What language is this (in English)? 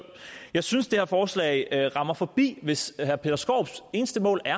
Danish